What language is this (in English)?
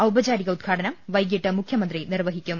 Malayalam